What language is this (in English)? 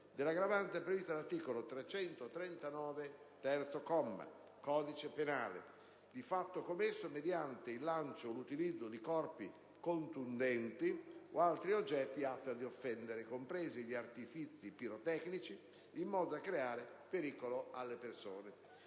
Italian